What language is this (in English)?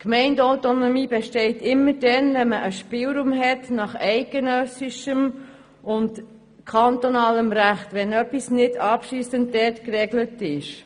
Swiss German